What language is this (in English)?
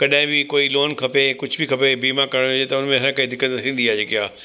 Sindhi